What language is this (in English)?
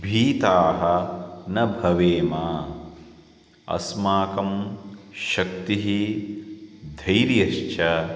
Sanskrit